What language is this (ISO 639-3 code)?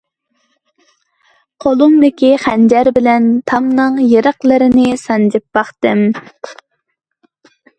uig